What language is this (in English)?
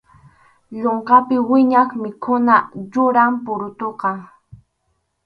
Arequipa-La Unión Quechua